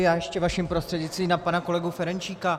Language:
Czech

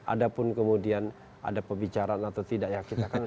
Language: Indonesian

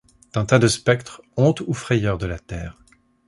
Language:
French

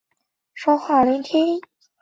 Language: Chinese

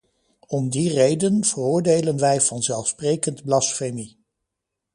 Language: Dutch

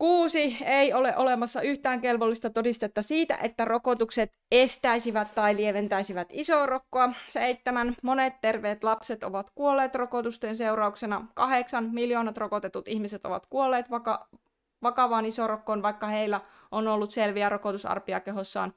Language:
Finnish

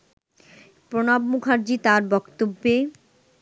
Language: Bangla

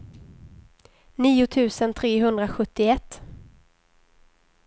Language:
Swedish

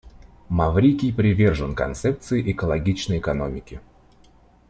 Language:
Russian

